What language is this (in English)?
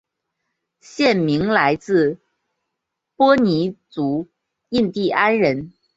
Chinese